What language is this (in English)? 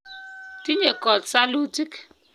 Kalenjin